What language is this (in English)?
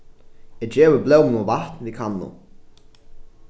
Faroese